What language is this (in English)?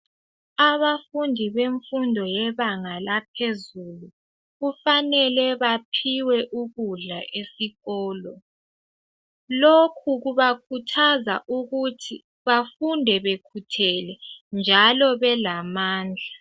North Ndebele